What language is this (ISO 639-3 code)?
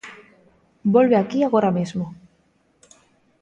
glg